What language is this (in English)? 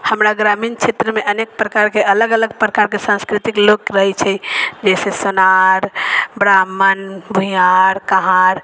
Maithili